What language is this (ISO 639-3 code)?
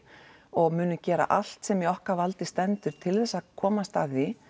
isl